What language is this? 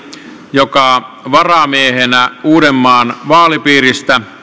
Finnish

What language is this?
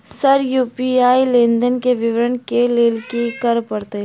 Maithili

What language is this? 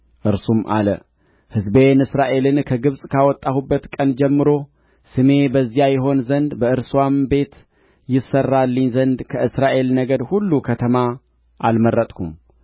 Amharic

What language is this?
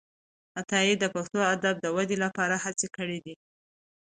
Pashto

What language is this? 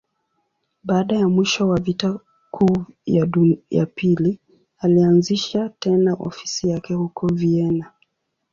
Swahili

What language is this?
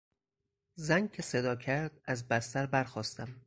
Persian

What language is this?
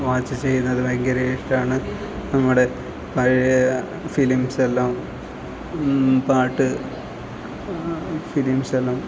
Malayalam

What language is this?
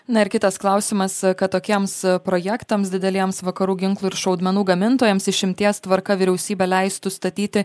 Lithuanian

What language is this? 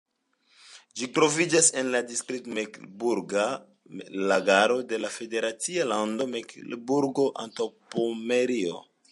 Esperanto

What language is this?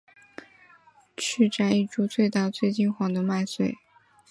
Chinese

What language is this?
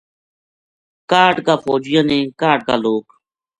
Gujari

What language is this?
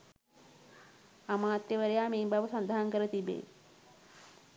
Sinhala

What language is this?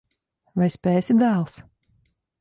Latvian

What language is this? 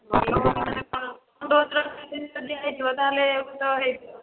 Odia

